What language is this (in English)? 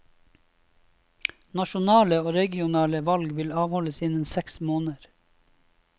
Norwegian